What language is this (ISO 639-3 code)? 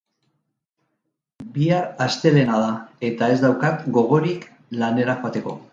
eus